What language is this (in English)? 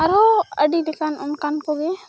Santali